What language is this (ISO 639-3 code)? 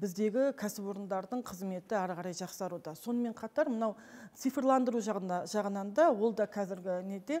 tur